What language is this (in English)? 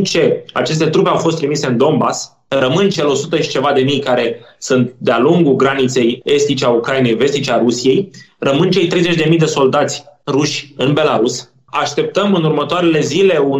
Romanian